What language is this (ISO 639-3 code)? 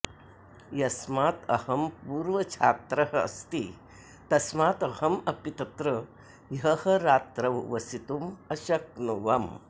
san